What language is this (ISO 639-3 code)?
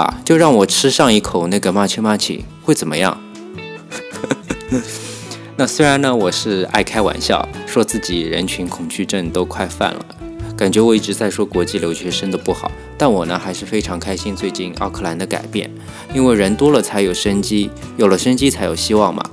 zho